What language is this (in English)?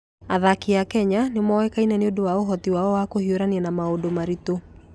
Kikuyu